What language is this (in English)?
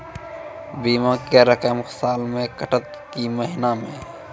Maithili